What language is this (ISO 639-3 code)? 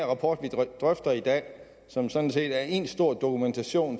dan